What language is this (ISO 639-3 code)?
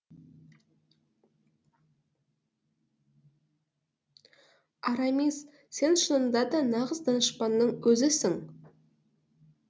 kaz